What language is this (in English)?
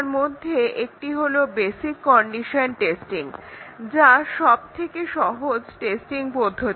Bangla